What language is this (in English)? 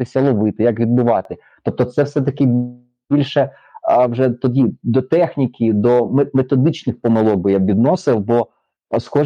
Ukrainian